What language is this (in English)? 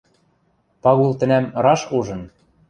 Western Mari